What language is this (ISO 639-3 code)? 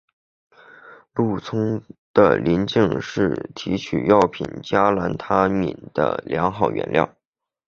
zho